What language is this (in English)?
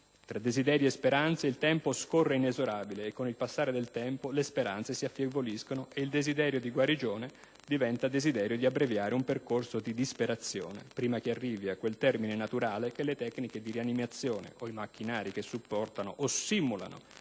Italian